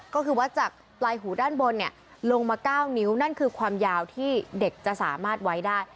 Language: Thai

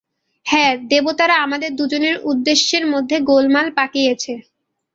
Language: Bangla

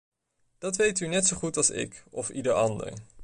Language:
Dutch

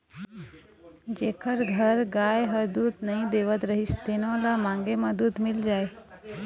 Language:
Chhattisgarhi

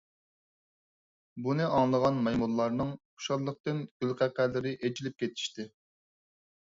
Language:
Uyghur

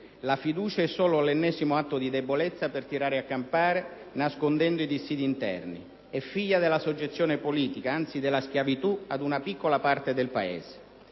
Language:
Italian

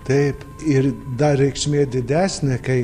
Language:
Lithuanian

